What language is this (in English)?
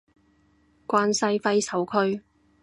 Cantonese